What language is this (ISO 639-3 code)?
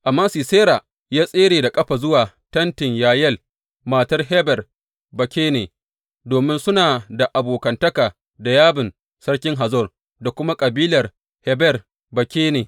hau